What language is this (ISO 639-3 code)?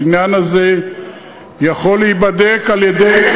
heb